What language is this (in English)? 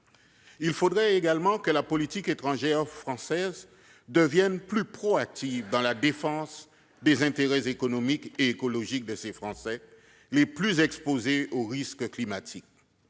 French